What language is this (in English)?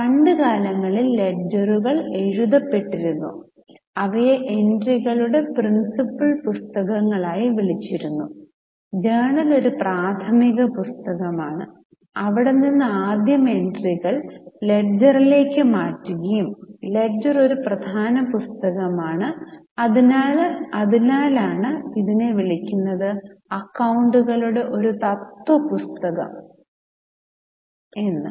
Malayalam